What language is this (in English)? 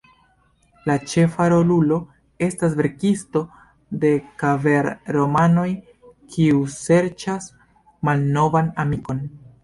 Esperanto